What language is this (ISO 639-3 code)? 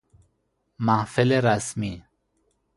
fas